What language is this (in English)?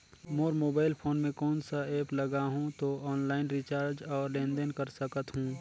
Chhattisgarhi